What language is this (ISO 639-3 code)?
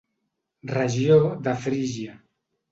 cat